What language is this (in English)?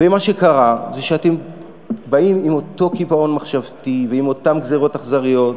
Hebrew